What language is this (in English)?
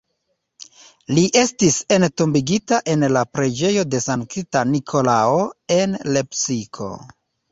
Esperanto